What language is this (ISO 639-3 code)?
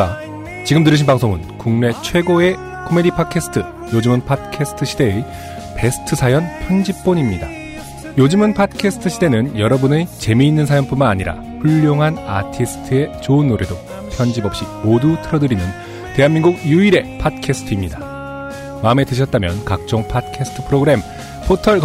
kor